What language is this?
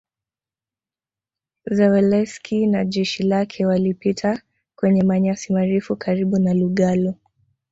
Swahili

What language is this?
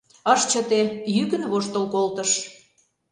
Mari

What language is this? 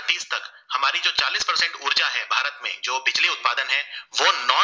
Gujarati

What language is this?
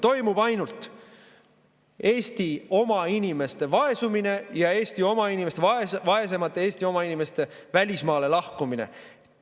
Estonian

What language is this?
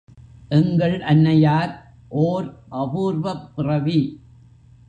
Tamil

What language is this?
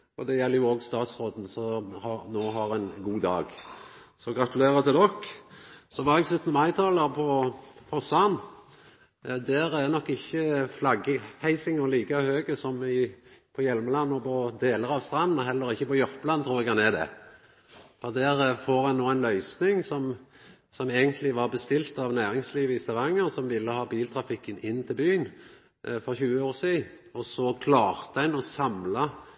Norwegian Nynorsk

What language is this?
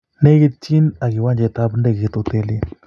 Kalenjin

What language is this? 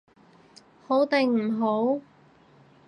Cantonese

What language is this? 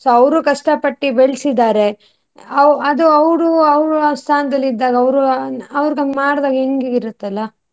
Kannada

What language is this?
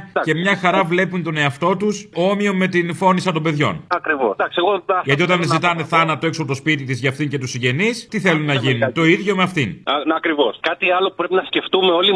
Greek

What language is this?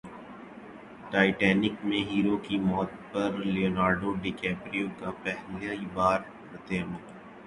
Urdu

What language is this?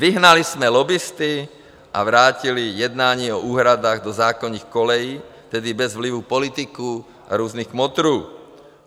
Czech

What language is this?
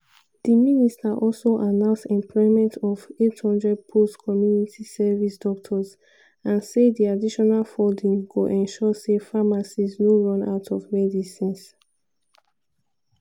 Nigerian Pidgin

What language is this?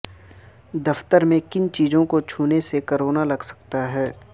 Urdu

